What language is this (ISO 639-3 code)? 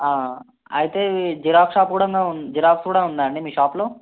tel